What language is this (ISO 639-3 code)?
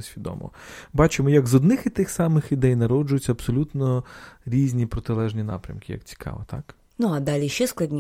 ukr